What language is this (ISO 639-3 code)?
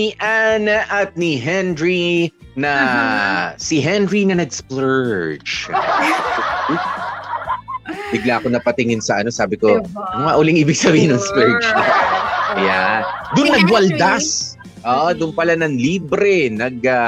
fil